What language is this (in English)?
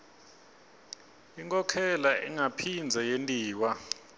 Swati